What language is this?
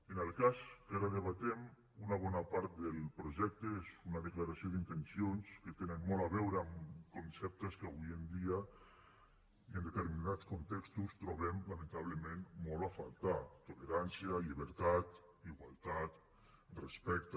Catalan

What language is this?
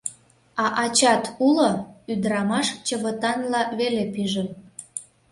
Mari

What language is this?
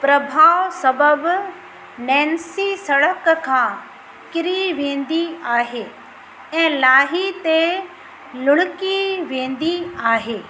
Sindhi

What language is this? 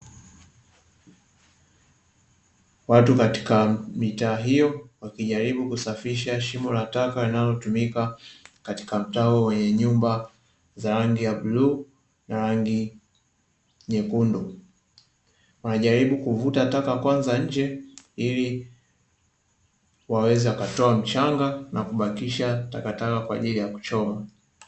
Swahili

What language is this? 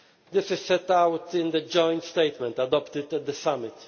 English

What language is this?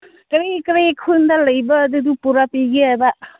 Manipuri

